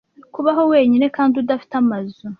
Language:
Kinyarwanda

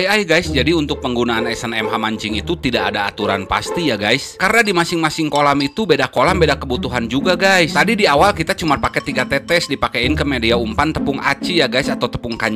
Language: Indonesian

